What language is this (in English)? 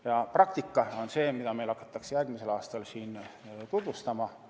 Estonian